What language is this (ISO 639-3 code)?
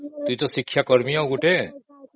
ori